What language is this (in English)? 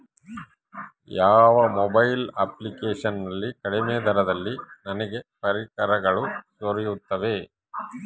Kannada